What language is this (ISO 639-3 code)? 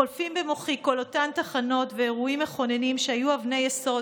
heb